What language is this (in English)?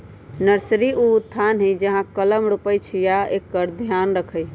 Magahi